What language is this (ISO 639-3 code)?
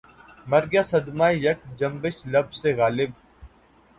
urd